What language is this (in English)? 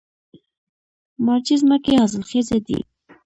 Pashto